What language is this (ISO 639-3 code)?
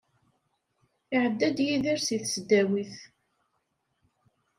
kab